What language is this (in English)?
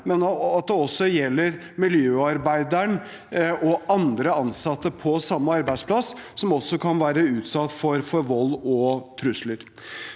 Norwegian